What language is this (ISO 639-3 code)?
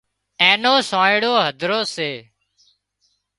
kxp